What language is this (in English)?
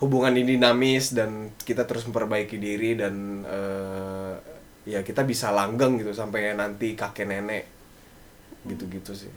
Indonesian